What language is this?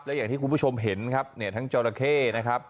Thai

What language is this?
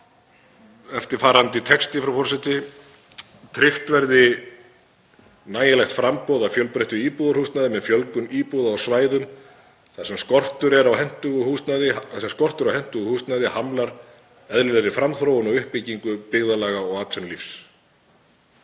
Icelandic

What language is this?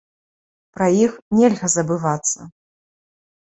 Belarusian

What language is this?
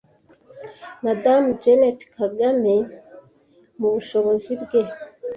Kinyarwanda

